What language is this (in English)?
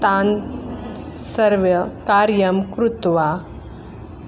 Sanskrit